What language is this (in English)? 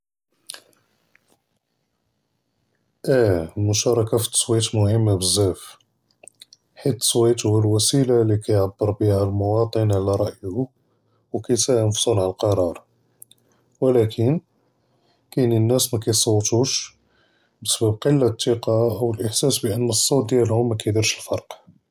Judeo-Arabic